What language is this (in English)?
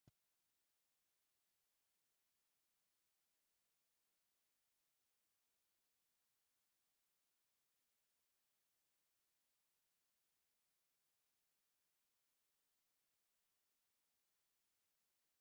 Oromo